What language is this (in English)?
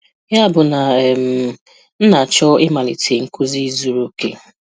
Igbo